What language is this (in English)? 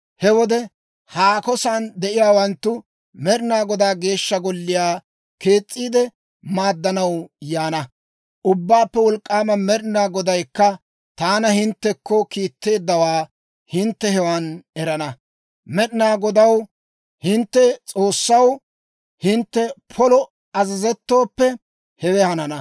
Dawro